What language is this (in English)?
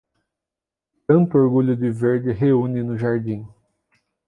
Portuguese